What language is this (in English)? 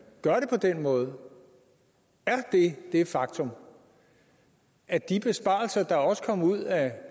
Danish